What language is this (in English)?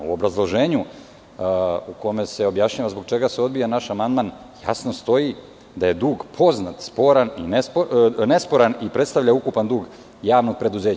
Serbian